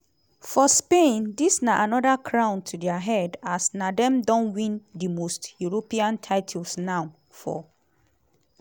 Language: Nigerian Pidgin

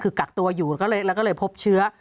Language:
Thai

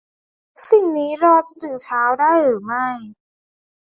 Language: Thai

